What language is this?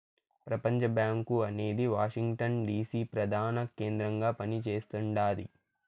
Telugu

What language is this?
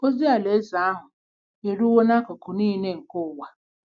Igbo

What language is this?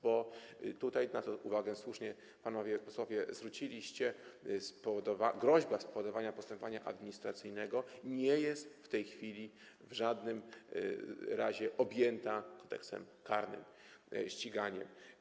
Polish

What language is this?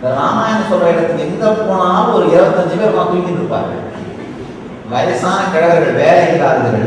Indonesian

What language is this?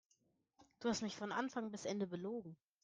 German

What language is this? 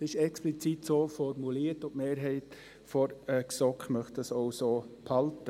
Swiss German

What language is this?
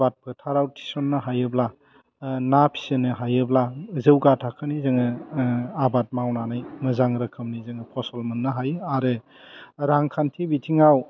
Bodo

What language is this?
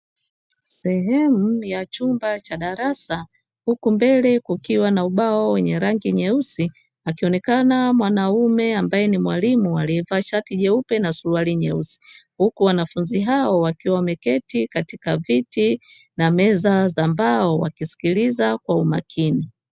Swahili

